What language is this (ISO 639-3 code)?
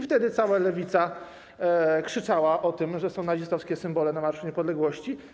pol